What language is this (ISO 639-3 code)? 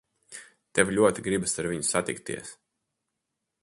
lav